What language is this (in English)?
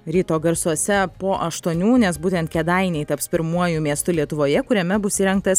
Lithuanian